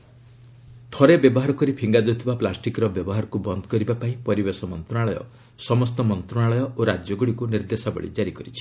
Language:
Odia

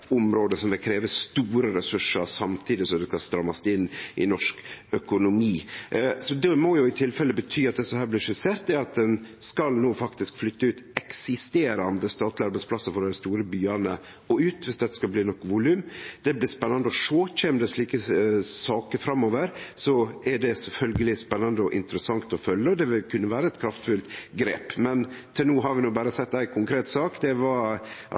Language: Norwegian Nynorsk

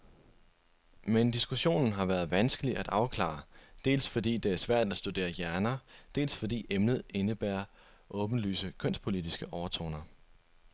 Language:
Danish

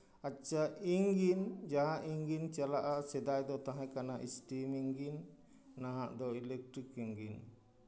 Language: Santali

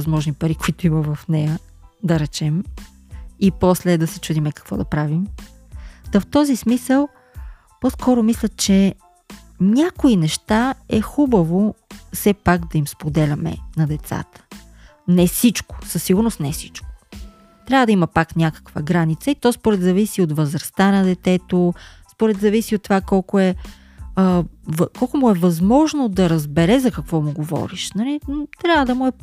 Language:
Bulgarian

